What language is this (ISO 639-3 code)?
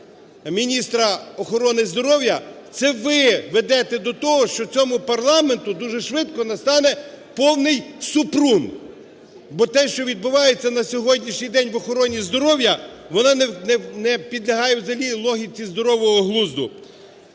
ukr